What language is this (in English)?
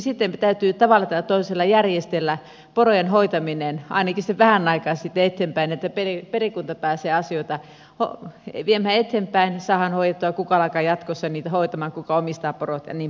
Finnish